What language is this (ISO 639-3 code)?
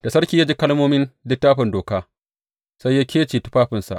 hau